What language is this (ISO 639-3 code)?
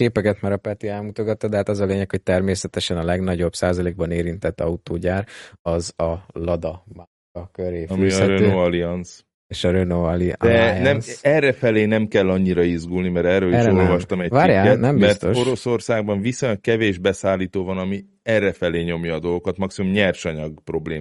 hun